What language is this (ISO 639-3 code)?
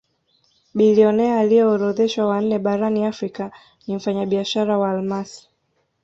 swa